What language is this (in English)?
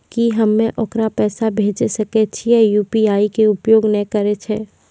Maithili